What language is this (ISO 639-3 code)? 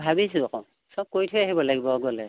asm